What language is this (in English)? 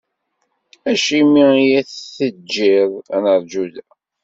Kabyle